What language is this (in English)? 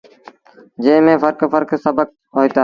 Sindhi Bhil